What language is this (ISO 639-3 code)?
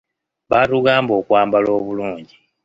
lug